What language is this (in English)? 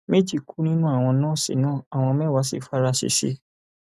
Yoruba